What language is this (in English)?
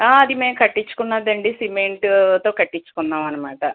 Telugu